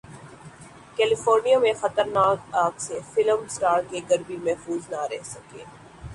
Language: Urdu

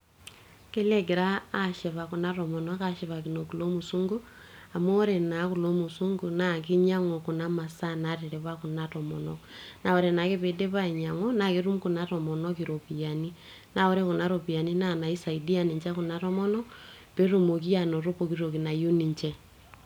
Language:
Masai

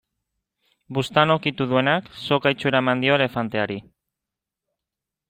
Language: Basque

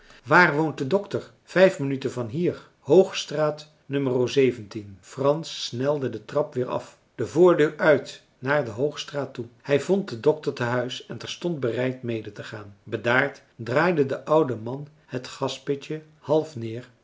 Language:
Dutch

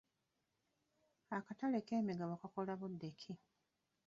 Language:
Ganda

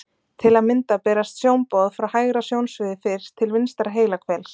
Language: Icelandic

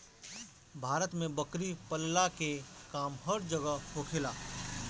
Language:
Bhojpuri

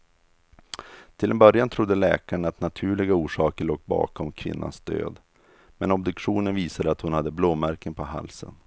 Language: Swedish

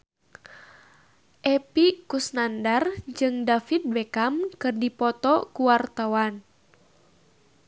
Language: Sundanese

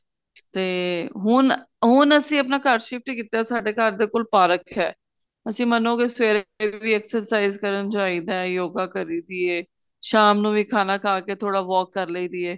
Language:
Punjabi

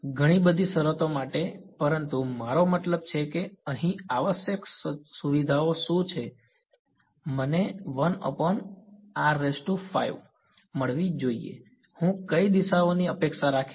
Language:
Gujarati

